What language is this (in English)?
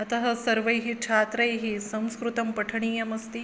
Sanskrit